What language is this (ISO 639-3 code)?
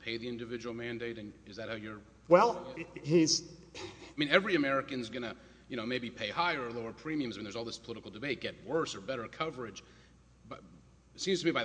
eng